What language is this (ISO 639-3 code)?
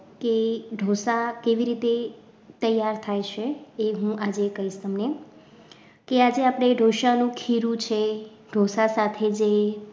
guj